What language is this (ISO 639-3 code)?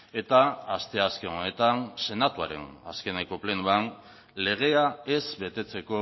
eus